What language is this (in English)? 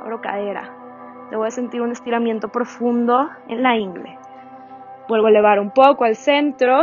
Spanish